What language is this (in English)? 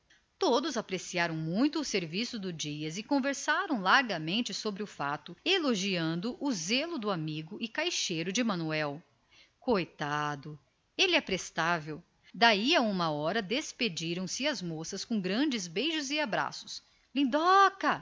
Portuguese